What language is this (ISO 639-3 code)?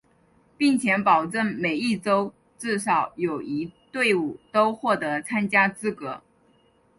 zho